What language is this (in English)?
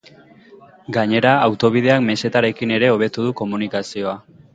Basque